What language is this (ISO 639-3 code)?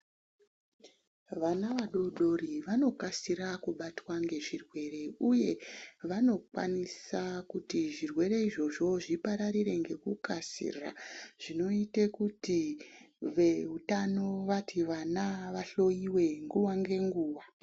ndc